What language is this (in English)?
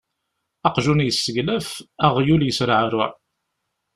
Kabyle